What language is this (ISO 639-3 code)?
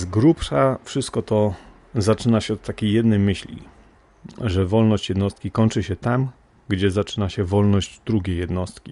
pol